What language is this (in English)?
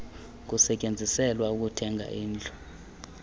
Xhosa